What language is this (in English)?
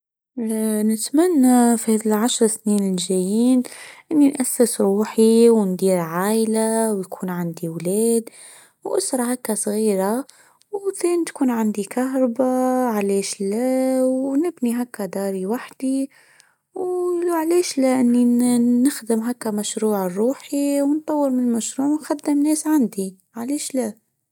Tunisian Arabic